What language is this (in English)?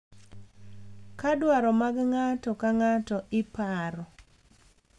Luo (Kenya and Tanzania)